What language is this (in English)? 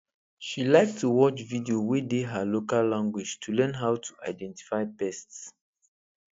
Nigerian Pidgin